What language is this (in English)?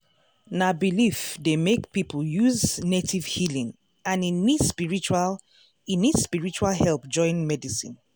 Nigerian Pidgin